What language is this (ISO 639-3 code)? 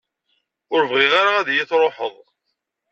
kab